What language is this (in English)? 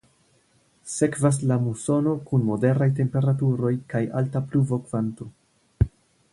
Esperanto